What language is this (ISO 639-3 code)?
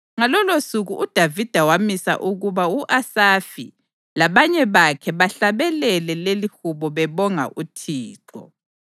nde